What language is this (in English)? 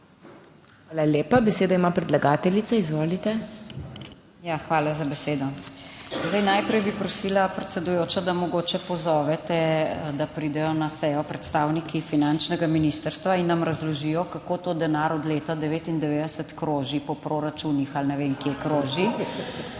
Slovenian